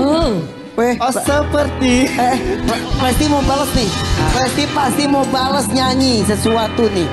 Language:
Indonesian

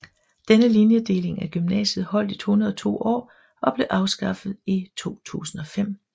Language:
Danish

